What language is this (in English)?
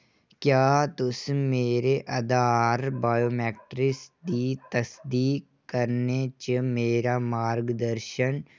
Dogri